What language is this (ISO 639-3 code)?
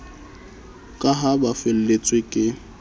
sot